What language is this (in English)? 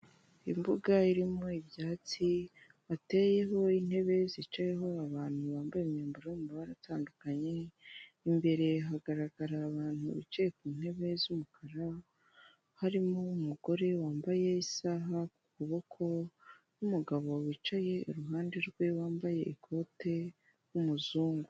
Kinyarwanda